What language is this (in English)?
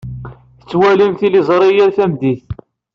Kabyle